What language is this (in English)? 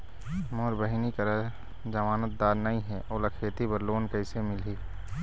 Chhattisgarhi